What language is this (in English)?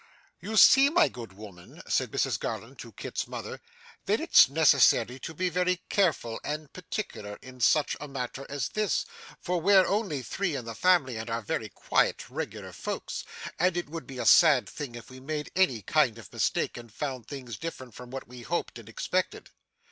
English